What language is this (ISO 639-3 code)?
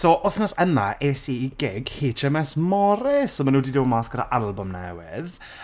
cym